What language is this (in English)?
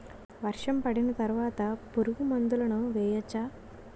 Telugu